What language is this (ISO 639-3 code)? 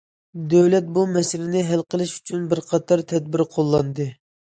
uig